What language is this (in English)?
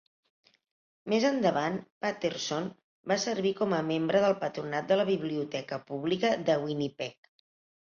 Catalan